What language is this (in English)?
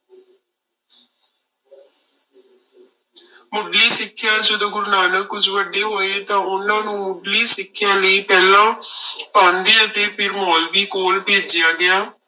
Punjabi